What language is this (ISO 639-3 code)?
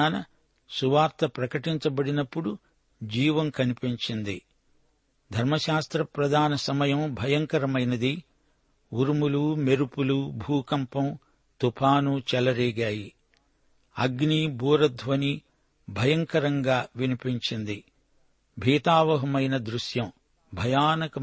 tel